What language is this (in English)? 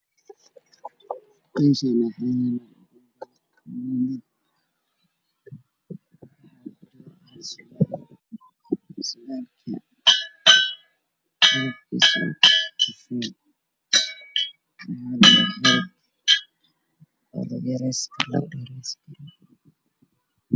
Somali